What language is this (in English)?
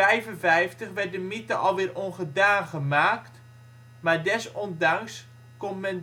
Dutch